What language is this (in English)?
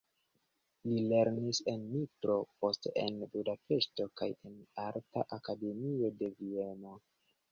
Esperanto